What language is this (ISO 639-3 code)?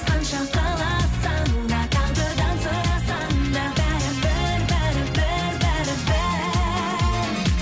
kaz